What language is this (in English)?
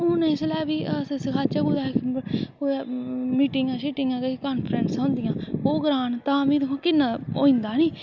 Dogri